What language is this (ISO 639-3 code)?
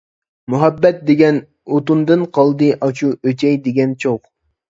uig